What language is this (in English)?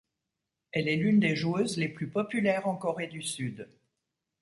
French